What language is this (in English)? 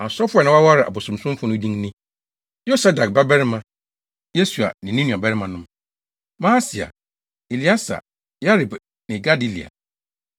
Akan